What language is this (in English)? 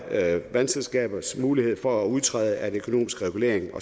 Danish